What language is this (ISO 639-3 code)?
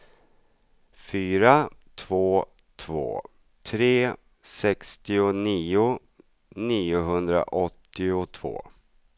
swe